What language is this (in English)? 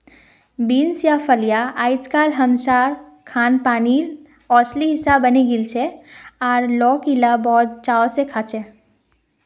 Magahi